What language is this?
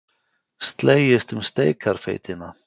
Icelandic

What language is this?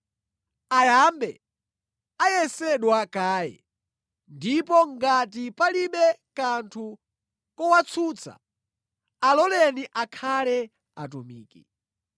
Nyanja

